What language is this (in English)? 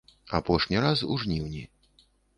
Belarusian